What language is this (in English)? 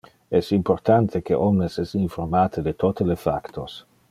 Interlingua